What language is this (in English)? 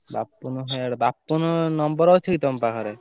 Odia